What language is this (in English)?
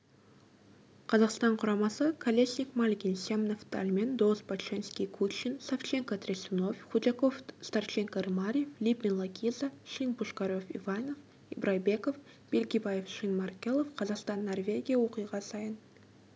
Kazakh